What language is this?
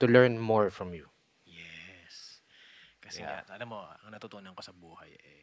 Filipino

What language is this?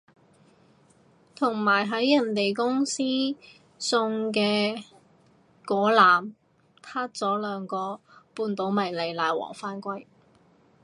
Cantonese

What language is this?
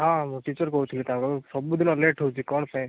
Odia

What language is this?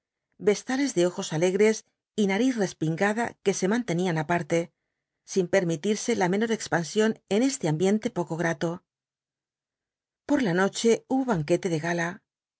Spanish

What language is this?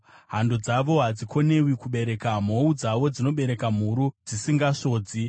Shona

